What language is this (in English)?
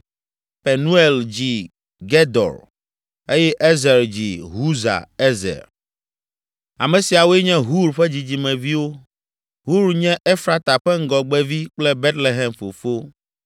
Ewe